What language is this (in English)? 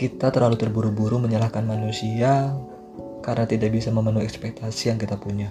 Indonesian